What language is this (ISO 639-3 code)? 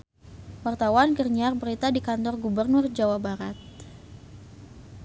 sun